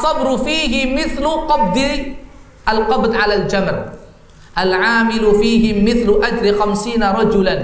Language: Indonesian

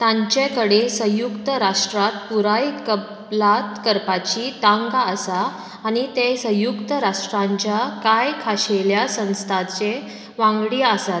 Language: Konkani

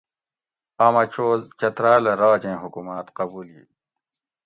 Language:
Gawri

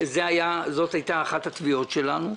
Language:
Hebrew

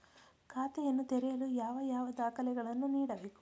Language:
Kannada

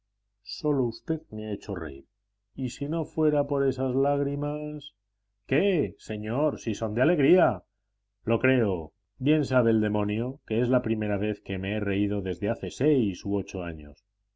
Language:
Spanish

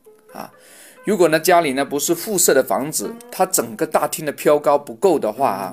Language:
Chinese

